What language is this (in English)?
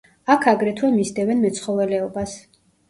Georgian